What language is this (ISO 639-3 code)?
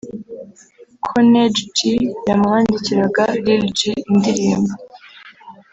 kin